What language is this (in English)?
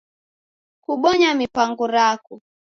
Taita